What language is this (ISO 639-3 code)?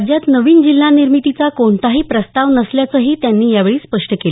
mar